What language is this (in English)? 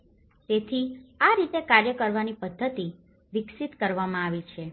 Gujarati